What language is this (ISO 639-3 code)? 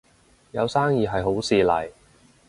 yue